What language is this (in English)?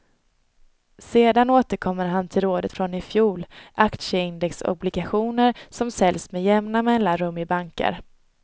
Swedish